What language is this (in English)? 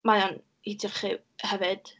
Welsh